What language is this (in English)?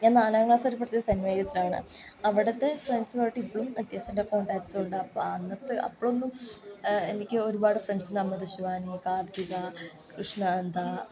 Malayalam